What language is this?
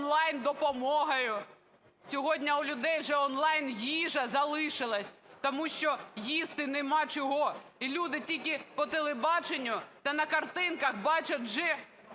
Ukrainian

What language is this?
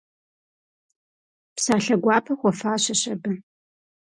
Kabardian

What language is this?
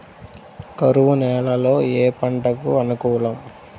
Telugu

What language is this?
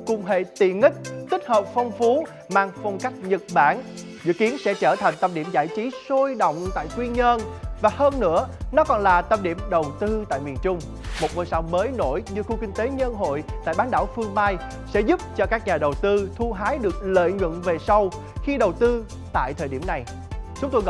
Vietnamese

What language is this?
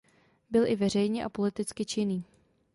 Czech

